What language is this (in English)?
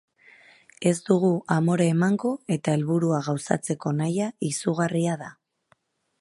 Basque